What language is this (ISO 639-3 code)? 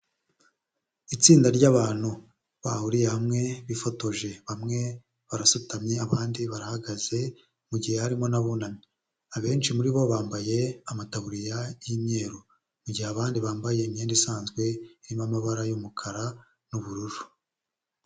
kin